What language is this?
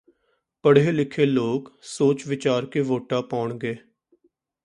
Punjabi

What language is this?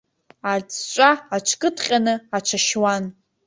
Abkhazian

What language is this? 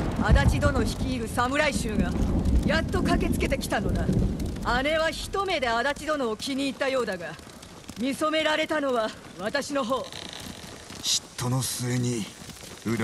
Japanese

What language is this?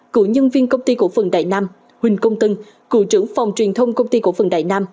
Vietnamese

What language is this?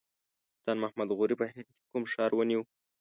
Pashto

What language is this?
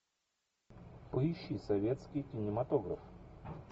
Russian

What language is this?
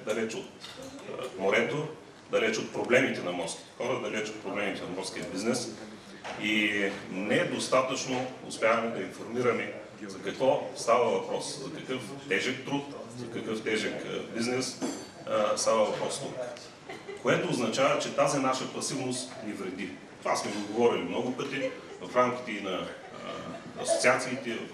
Bulgarian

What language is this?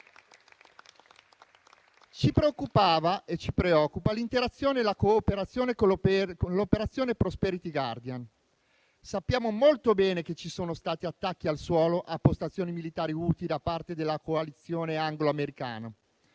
Italian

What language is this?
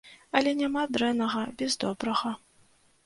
Belarusian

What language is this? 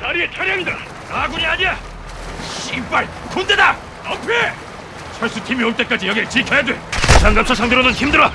Korean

